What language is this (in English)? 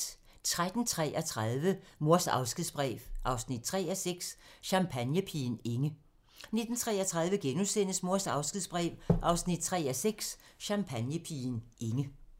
Danish